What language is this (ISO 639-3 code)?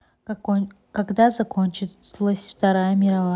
rus